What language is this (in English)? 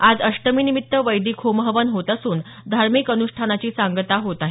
Marathi